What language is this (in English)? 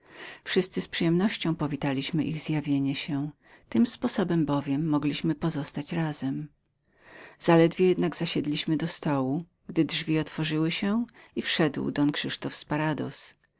Polish